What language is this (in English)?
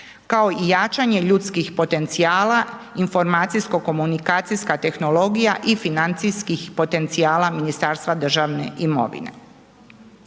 Croatian